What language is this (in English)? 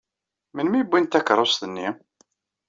Kabyle